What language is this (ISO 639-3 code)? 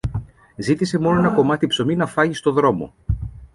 ell